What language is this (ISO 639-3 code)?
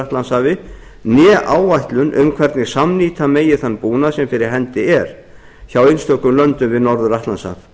isl